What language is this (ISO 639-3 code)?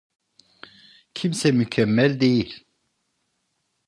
tur